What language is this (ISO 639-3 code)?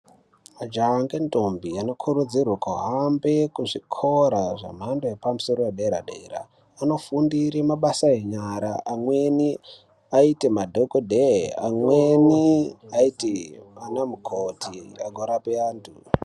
ndc